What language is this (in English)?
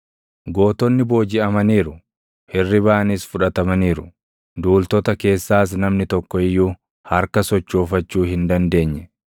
Oromo